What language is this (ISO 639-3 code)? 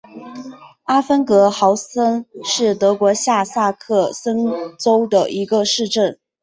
zho